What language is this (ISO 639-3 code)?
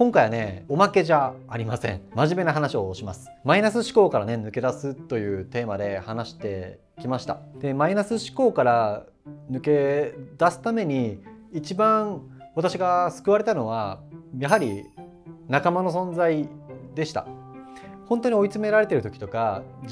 jpn